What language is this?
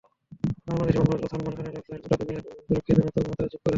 Bangla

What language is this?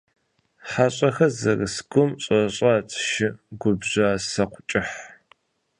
Kabardian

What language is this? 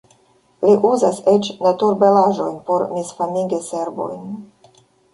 Esperanto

